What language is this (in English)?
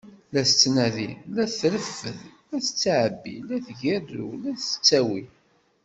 Kabyle